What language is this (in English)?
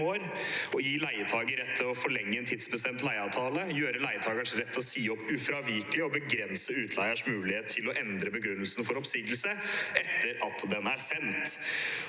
Norwegian